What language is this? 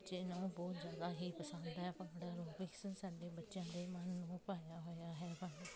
Punjabi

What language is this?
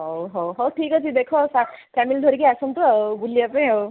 Odia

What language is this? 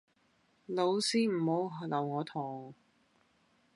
Cantonese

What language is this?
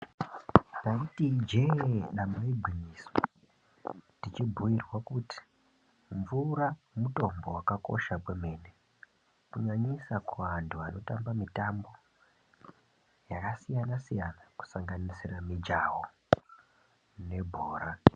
Ndau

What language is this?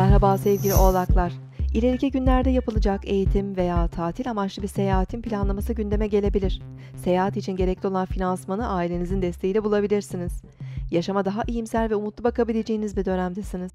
Turkish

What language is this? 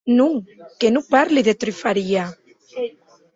Occitan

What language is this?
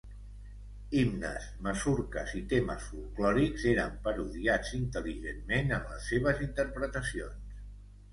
Catalan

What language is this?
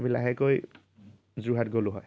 Assamese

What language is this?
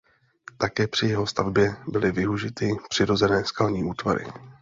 Czech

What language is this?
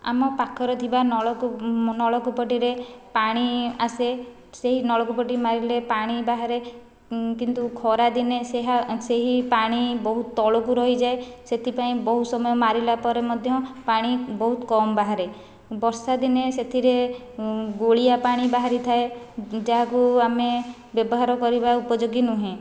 Odia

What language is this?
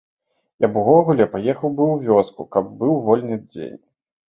Belarusian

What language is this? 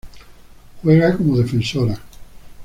Spanish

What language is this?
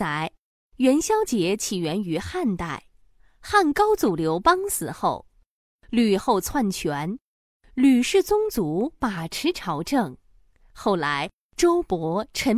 Chinese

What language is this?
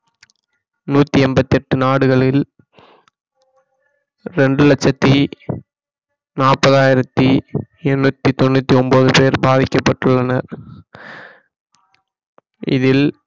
Tamil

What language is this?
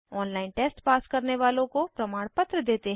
Hindi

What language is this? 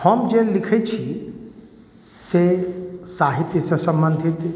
Maithili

